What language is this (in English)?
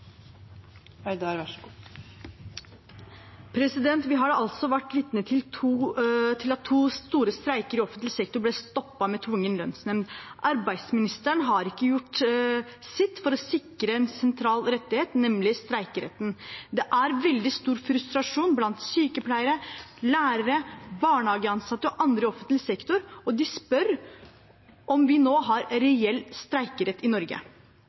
Norwegian Bokmål